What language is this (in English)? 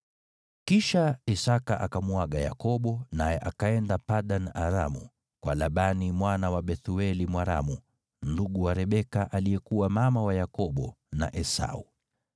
Swahili